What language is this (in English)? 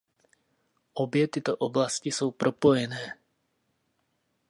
Czech